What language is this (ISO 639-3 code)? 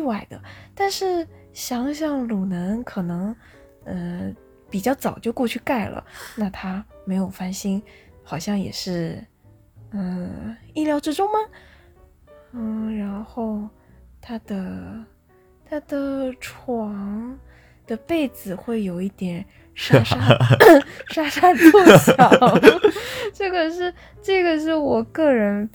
zho